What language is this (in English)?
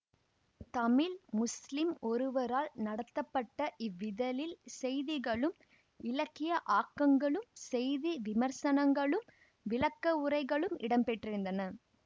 Tamil